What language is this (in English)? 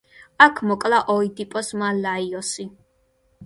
Georgian